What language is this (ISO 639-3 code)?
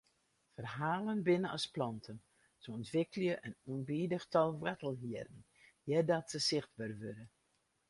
fry